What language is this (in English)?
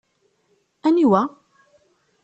Kabyle